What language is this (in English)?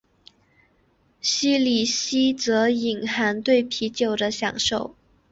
Chinese